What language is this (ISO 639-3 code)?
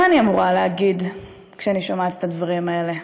heb